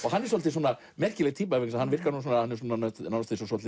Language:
Icelandic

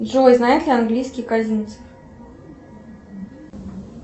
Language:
Russian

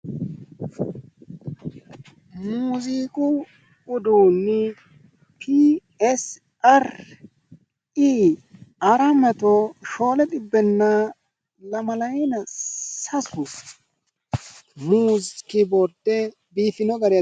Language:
Sidamo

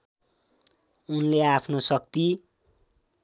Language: Nepali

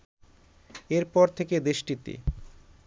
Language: Bangla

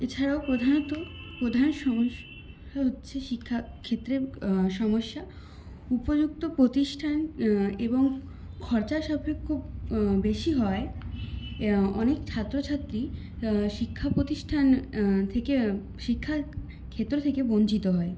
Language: Bangla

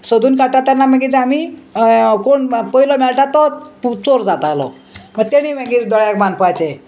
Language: Konkani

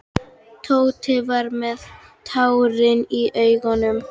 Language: Icelandic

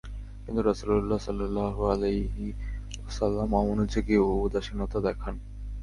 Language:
Bangla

